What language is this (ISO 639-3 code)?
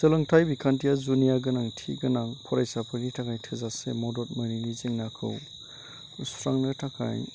brx